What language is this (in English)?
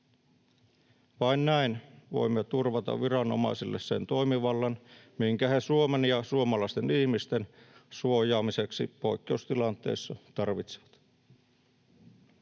Finnish